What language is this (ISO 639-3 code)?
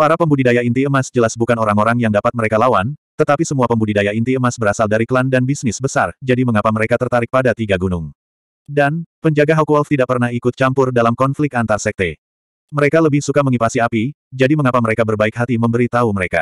ind